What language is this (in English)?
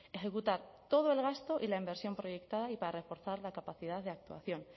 Spanish